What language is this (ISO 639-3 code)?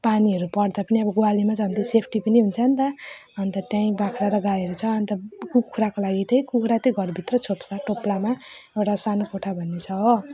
nep